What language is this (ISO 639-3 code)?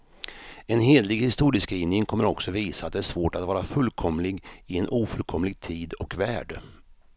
swe